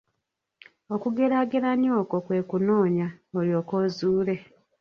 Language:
Ganda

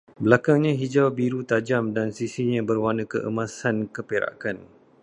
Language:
Malay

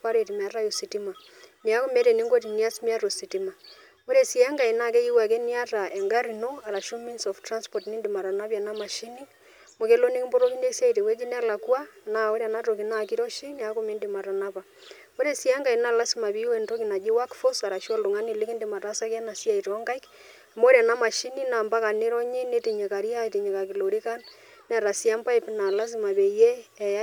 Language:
Masai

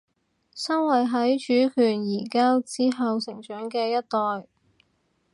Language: Cantonese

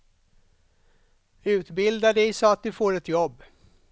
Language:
Swedish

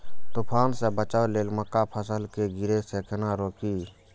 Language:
Maithili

